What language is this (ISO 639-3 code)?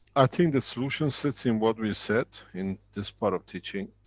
eng